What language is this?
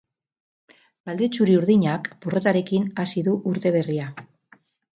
Basque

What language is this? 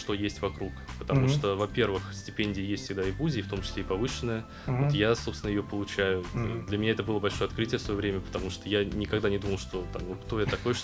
Russian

